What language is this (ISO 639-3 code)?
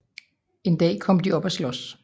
dan